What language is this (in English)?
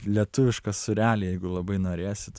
Lithuanian